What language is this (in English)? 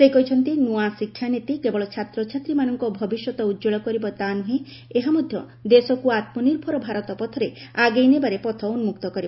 Odia